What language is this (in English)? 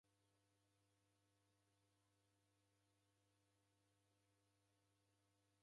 Taita